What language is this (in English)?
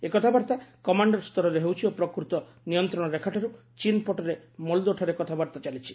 Odia